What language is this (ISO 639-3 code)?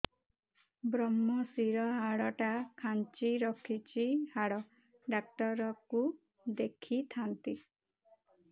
ori